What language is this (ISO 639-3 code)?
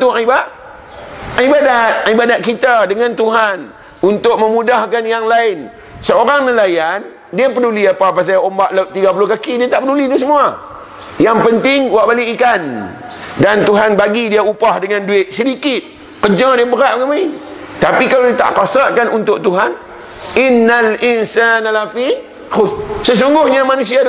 msa